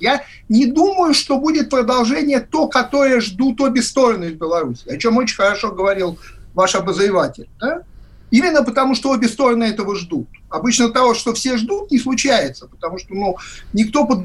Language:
Russian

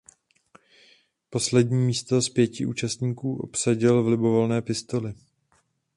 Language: Czech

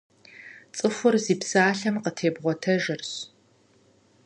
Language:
Kabardian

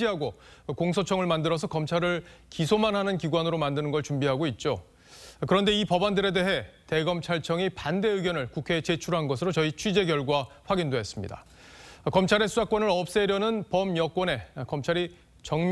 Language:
Korean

